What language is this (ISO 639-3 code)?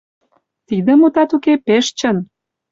chm